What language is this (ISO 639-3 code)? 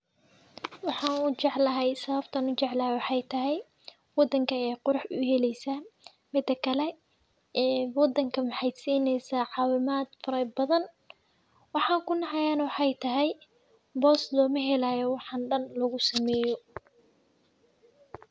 som